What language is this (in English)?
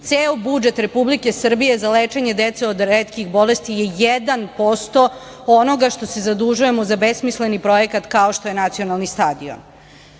Serbian